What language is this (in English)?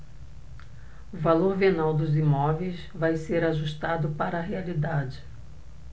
Portuguese